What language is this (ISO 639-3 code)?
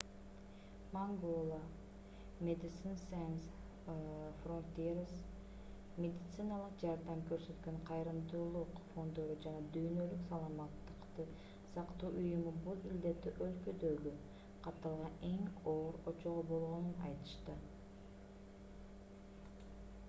kir